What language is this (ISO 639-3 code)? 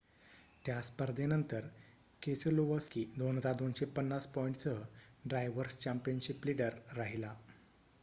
mar